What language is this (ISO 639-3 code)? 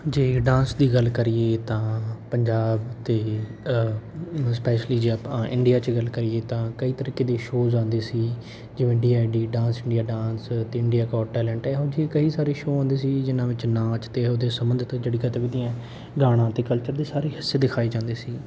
pan